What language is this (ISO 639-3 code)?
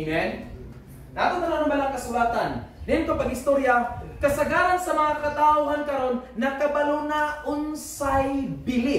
fil